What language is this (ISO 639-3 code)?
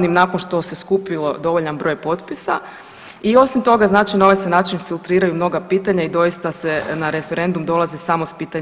hrv